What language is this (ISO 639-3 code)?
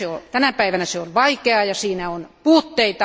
fin